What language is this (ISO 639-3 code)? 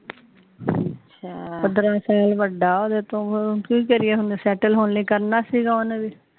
pan